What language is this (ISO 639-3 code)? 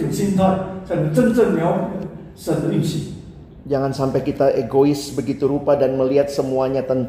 ind